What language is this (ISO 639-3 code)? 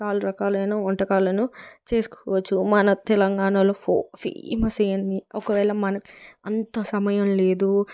tel